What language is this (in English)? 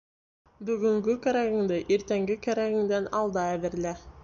Bashkir